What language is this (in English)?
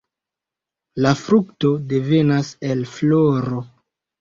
Esperanto